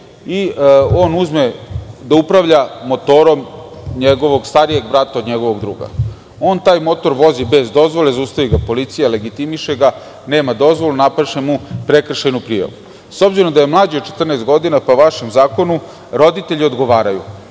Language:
Serbian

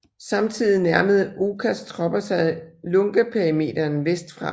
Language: Danish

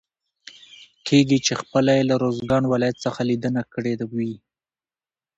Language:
Pashto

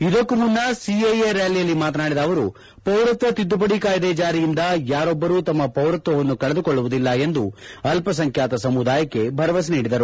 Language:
Kannada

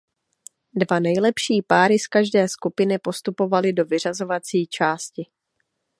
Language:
Czech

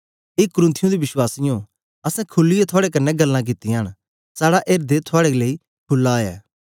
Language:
Dogri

